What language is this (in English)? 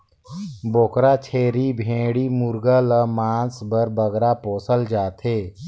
Chhattisgarhi